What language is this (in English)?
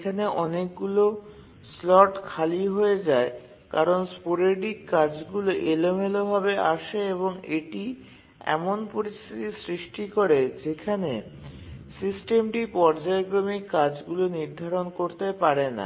Bangla